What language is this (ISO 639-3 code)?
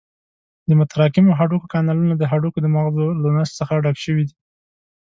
pus